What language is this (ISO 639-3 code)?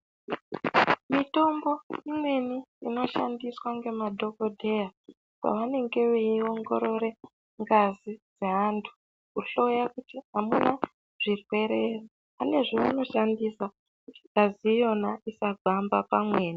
ndc